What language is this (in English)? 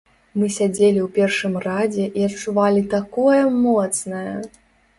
Belarusian